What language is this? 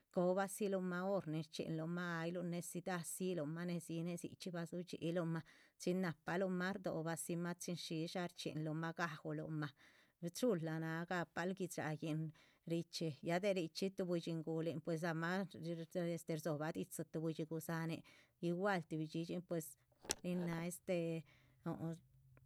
Chichicapan Zapotec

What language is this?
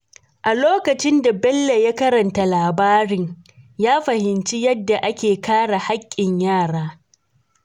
Hausa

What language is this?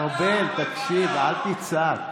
Hebrew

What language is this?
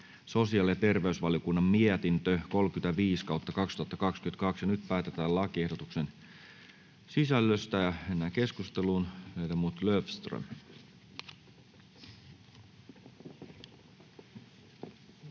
Finnish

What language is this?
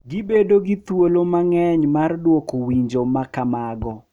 Luo (Kenya and Tanzania)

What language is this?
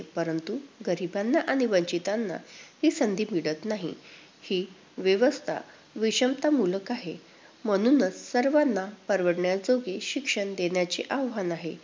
Marathi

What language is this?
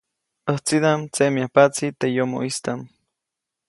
Copainalá Zoque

